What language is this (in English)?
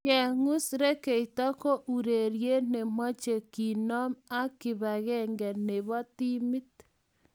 Kalenjin